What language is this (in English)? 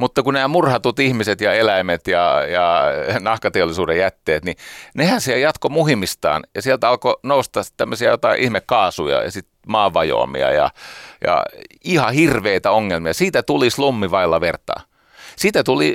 Finnish